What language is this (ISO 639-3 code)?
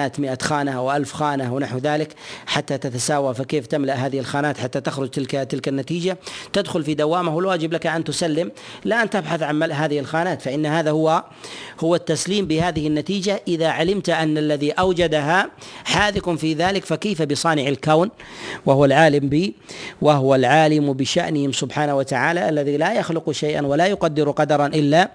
ara